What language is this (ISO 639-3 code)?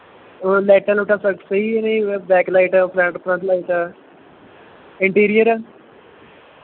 pan